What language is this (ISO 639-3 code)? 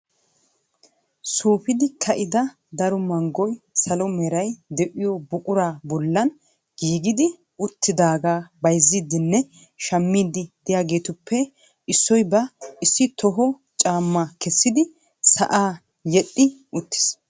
wal